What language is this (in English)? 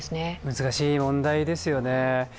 Japanese